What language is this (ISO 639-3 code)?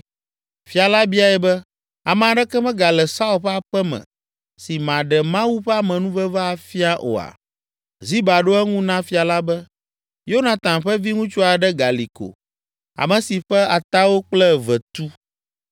ewe